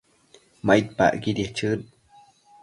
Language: Matsés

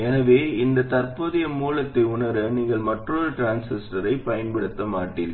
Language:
Tamil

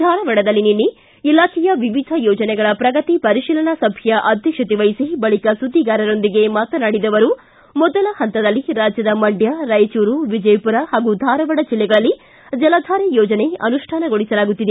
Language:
Kannada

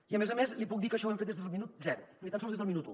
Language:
Catalan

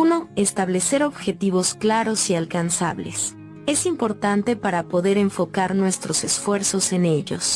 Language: Spanish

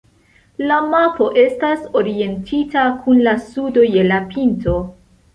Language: Esperanto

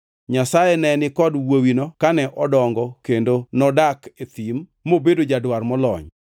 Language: Luo (Kenya and Tanzania)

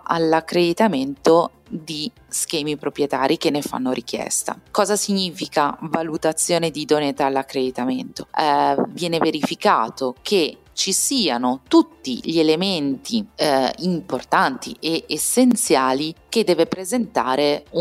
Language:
Italian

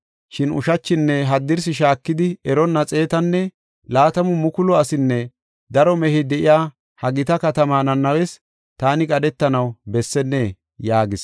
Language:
Gofa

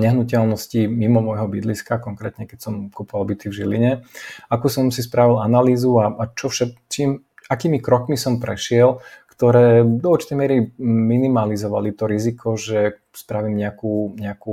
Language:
Slovak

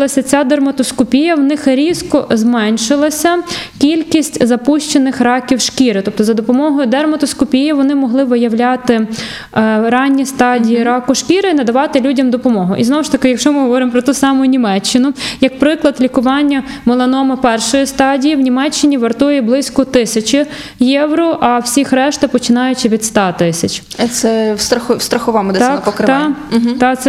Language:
Ukrainian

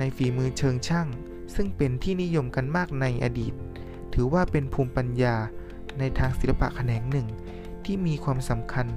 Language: Thai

